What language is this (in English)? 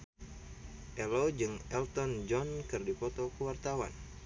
Sundanese